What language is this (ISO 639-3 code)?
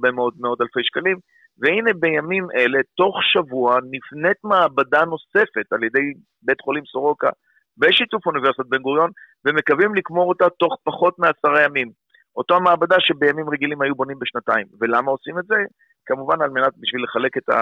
heb